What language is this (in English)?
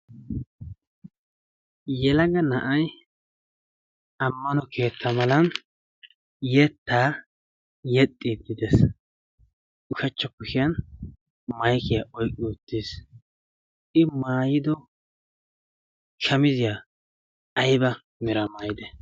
Wolaytta